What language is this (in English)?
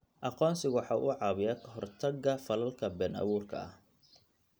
Somali